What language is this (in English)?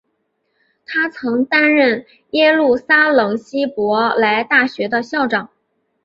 Chinese